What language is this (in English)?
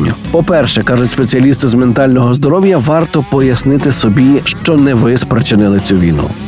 Ukrainian